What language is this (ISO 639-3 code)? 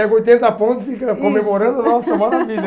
por